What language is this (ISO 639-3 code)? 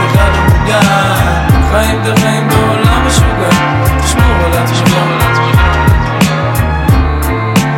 heb